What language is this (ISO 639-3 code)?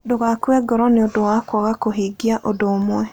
kik